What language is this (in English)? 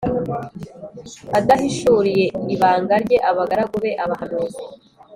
Kinyarwanda